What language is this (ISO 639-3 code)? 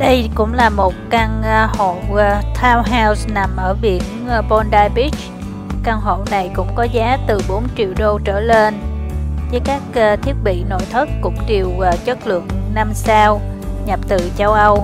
vie